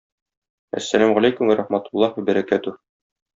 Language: Tatar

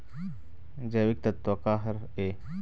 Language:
Chhattisgarhi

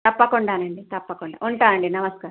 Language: Telugu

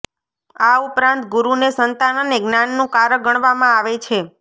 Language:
Gujarati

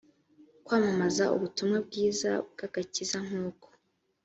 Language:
Kinyarwanda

